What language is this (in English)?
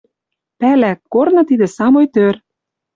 Western Mari